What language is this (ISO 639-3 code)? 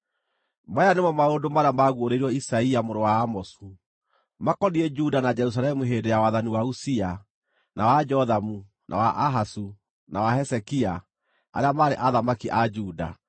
kik